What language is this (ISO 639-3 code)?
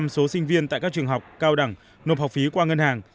vie